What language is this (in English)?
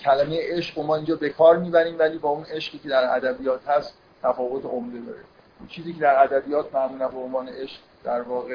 Persian